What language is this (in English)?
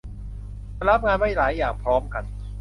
Thai